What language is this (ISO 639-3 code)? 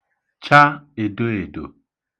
ibo